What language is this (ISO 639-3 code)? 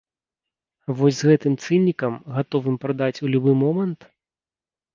bel